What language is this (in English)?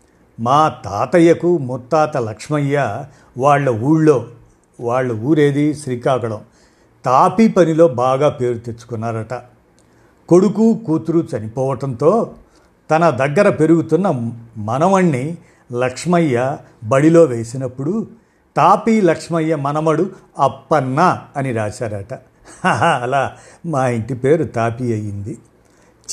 Telugu